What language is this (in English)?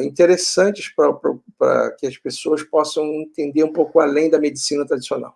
Portuguese